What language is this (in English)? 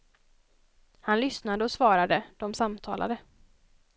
Swedish